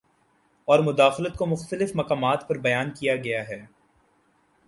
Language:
Urdu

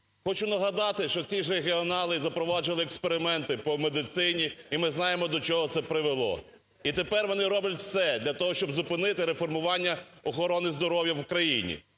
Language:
Ukrainian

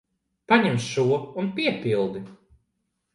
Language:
Latvian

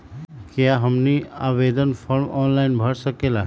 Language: Magahi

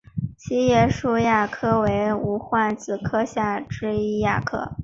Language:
Chinese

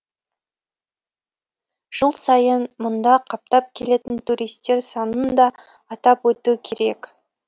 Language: Kazakh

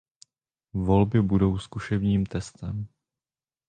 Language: Czech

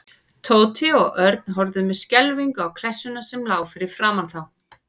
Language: Icelandic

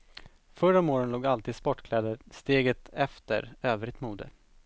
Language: Swedish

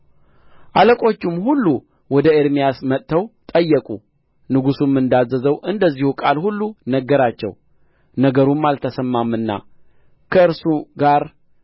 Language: Amharic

